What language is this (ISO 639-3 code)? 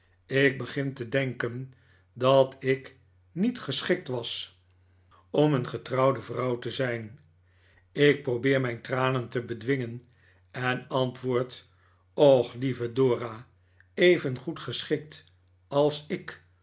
nld